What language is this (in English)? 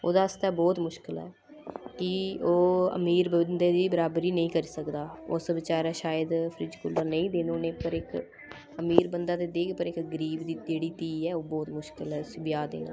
Dogri